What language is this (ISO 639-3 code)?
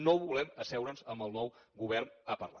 cat